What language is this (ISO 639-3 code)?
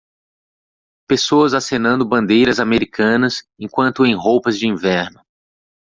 por